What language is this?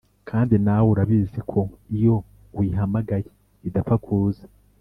Kinyarwanda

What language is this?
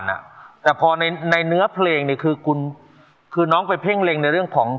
Thai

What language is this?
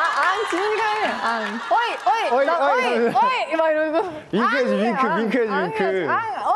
Korean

